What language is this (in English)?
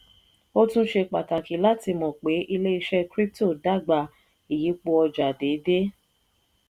Yoruba